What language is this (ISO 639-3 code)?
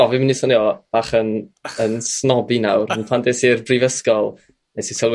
cym